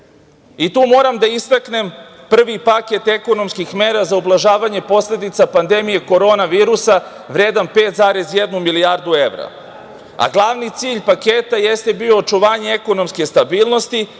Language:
Serbian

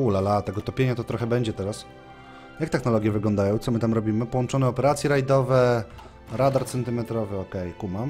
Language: Polish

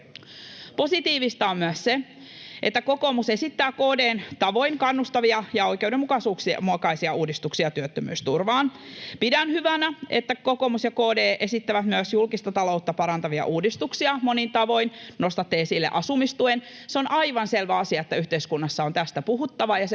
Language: Finnish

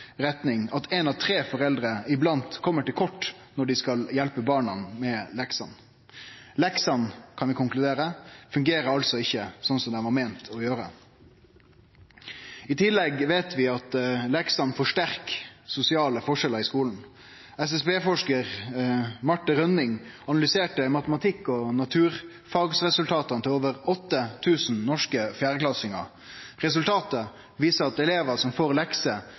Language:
Norwegian Nynorsk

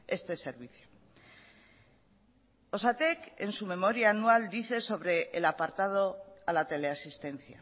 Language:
Spanish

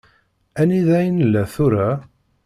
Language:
Kabyle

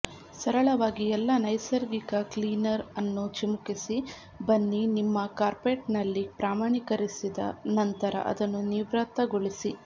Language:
Kannada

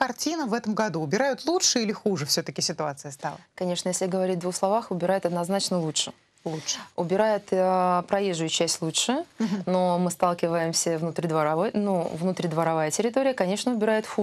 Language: Russian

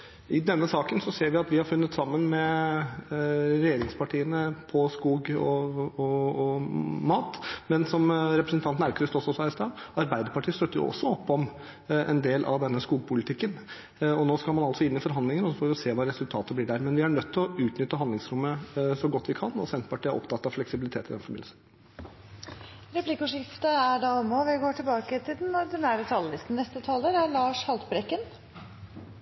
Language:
Norwegian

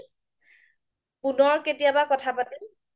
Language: Assamese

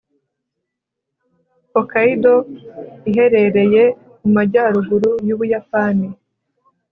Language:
Kinyarwanda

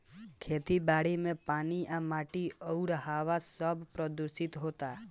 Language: Bhojpuri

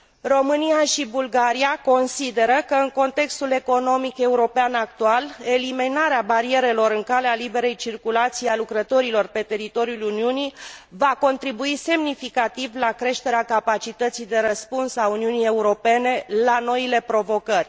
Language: Romanian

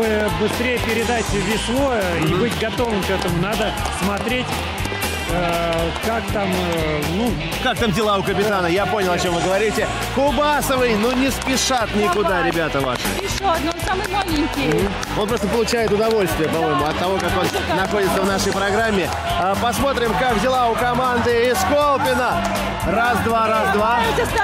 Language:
Russian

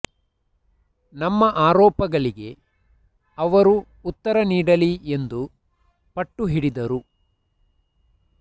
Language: Kannada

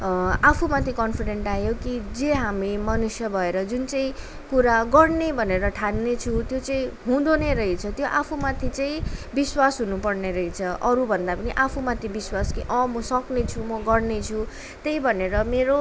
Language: Nepali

